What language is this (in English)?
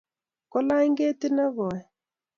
Kalenjin